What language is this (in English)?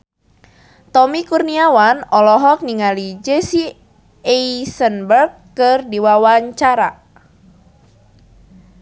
Sundanese